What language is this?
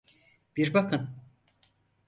Turkish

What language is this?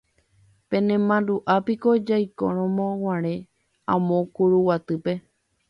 Guarani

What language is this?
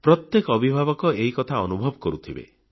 Odia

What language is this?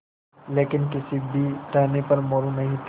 Hindi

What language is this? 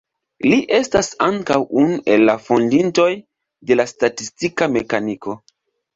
Esperanto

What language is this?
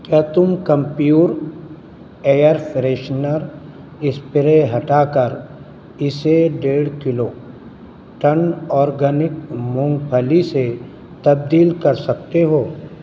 Urdu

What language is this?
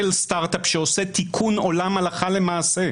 Hebrew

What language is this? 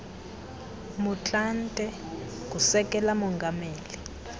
Xhosa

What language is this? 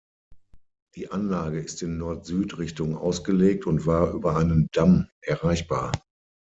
German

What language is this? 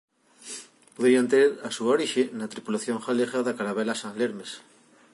Galician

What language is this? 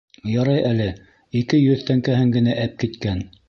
Bashkir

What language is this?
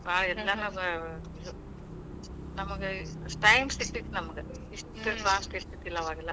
Kannada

